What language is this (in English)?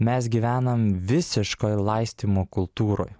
Lithuanian